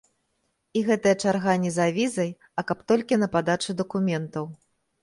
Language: Belarusian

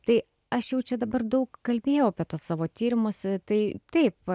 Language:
Lithuanian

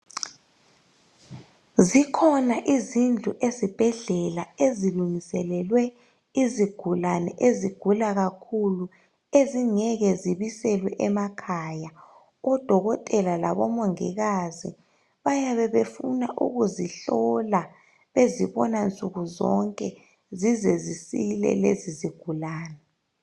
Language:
North Ndebele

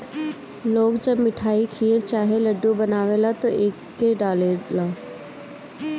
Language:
Bhojpuri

